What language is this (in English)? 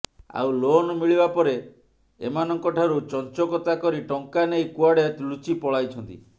Odia